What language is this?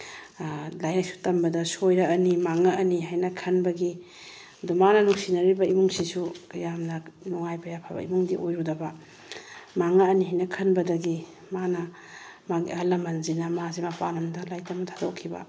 Manipuri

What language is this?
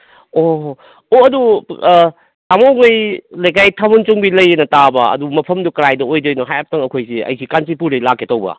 Manipuri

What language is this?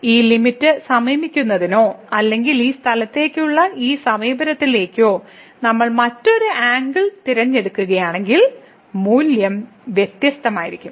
Malayalam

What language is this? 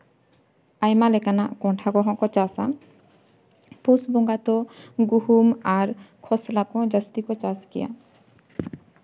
Santali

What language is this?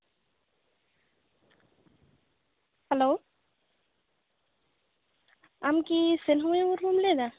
Santali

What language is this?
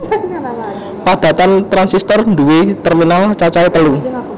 Javanese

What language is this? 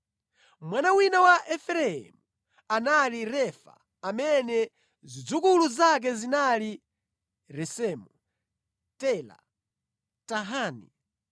Nyanja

